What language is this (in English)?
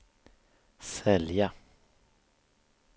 Swedish